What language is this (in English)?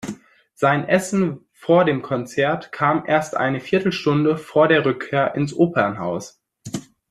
German